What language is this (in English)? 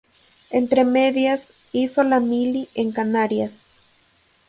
Spanish